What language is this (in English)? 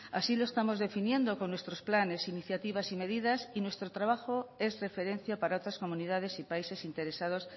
Spanish